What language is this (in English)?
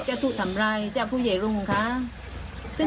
Thai